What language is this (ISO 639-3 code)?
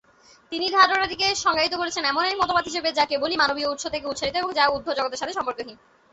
ben